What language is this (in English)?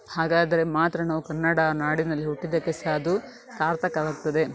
Kannada